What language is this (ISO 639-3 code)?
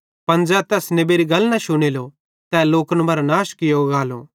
bhd